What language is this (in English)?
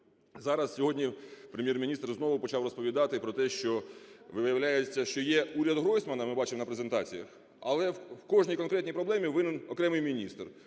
Ukrainian